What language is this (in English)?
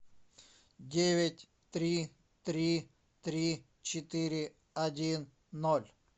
Russian